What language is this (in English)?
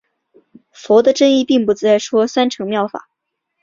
Chinese